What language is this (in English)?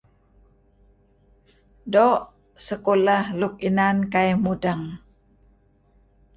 Kelabit